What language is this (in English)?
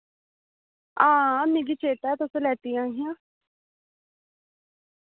Dogri